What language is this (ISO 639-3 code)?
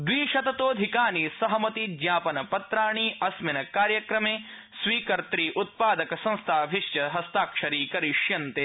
san